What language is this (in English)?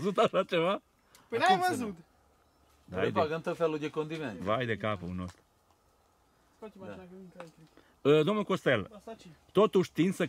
Romanian